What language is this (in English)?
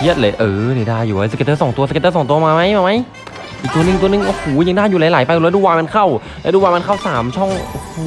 Thai